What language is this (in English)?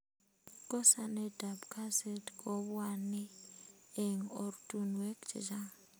Kalenjin